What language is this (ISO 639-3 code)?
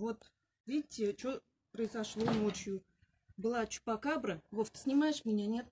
rus